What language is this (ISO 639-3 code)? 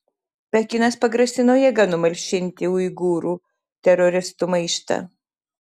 lit